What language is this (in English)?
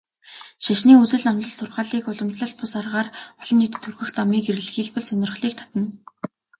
Mongolian